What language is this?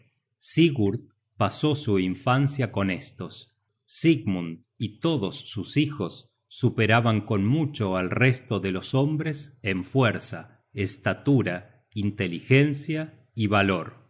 Spanish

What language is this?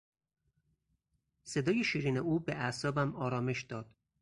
Persian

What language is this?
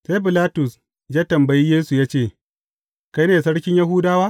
Hausa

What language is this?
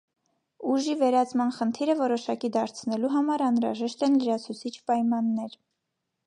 Armenian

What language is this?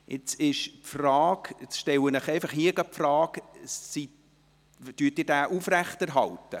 Swiss German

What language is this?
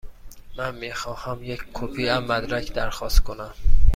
Persian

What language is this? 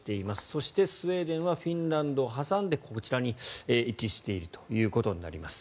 Japanese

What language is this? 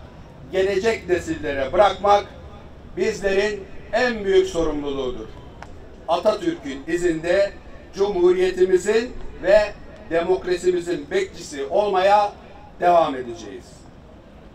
Turkish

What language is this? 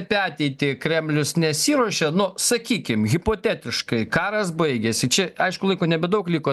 Lithuanian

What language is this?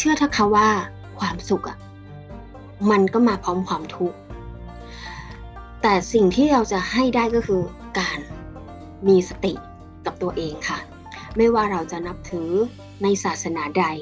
Thai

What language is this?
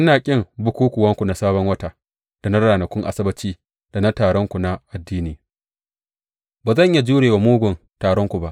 Hausa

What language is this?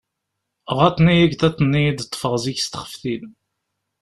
Kabyle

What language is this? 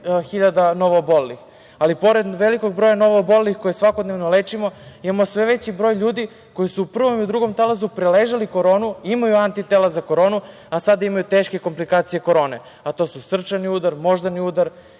Serbian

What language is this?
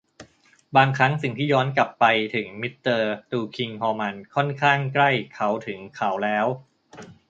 Thai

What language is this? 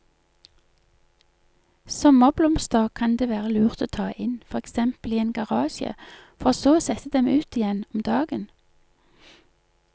Norwegian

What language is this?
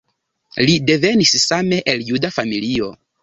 Esperanto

